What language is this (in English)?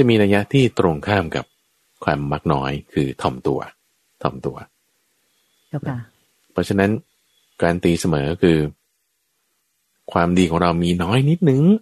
Thai